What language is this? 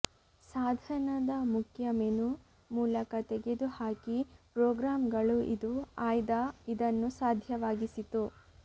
Kannada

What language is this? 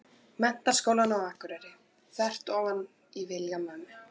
Icelandic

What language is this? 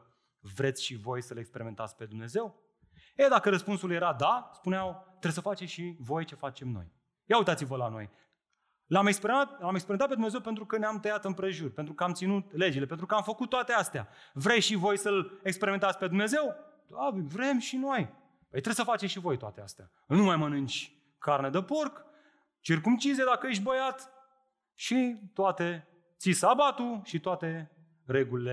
Romanian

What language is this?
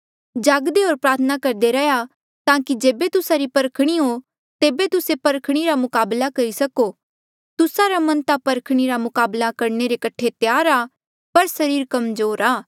Mandeali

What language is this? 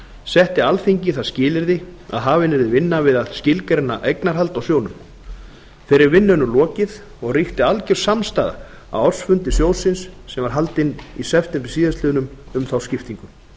Icelandic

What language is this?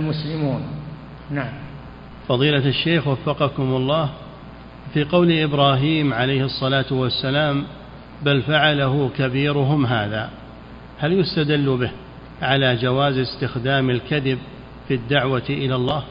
Arabic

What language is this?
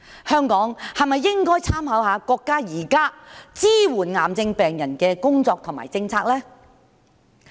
Cantonese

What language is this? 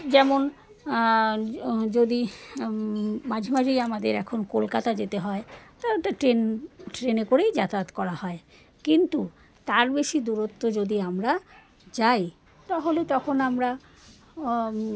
Bangla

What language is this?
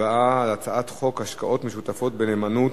Hebrew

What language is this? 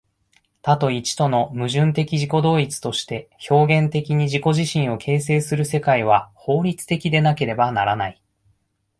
Japanese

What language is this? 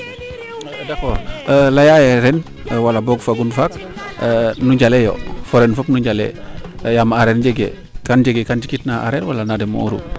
Serer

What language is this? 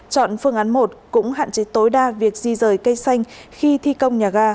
Vietnamese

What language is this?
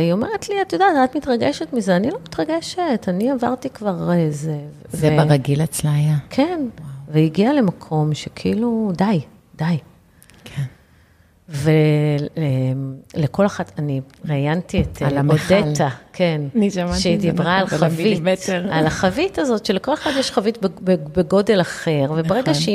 Hebrew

